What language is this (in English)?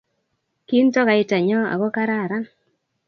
Kalenjin